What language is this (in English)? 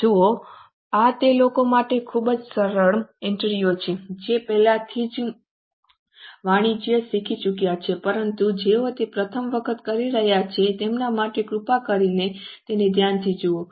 Gujarati